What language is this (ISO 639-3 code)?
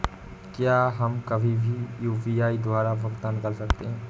hin